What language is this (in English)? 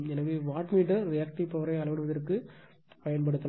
Tamil